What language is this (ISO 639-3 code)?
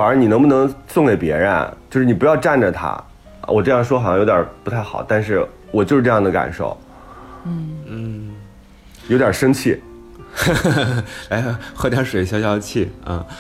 zho